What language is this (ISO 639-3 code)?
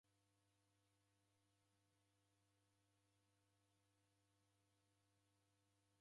dav